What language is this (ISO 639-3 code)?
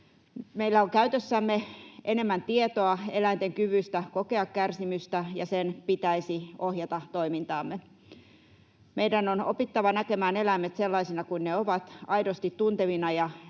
fin